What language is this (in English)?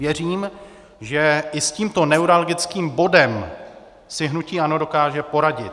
Czech